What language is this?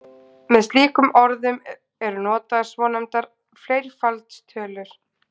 Icelandic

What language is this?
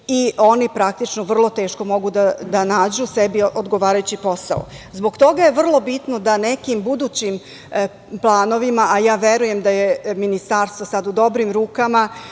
Serbian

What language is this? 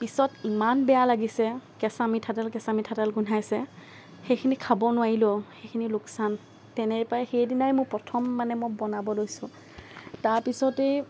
Assamese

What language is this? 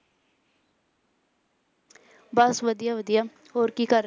Punjabi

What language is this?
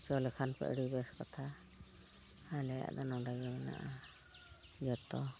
Santali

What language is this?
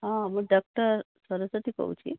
Odia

